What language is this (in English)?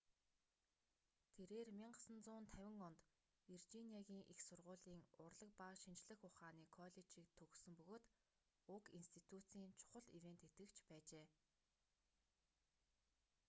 Mongolian